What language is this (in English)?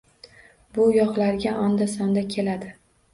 Uzbek